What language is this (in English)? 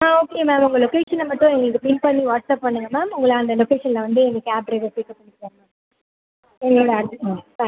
Tamil